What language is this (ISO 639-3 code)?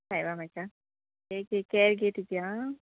kok